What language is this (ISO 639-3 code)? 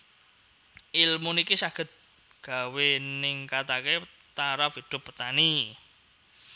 jav